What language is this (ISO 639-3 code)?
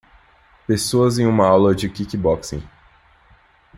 por